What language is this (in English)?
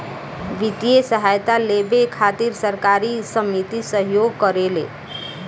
Bhojpuri